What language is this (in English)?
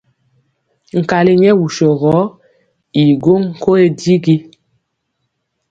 Mpiemo